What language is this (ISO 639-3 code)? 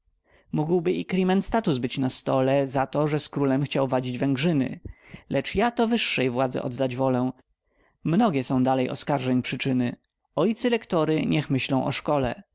pol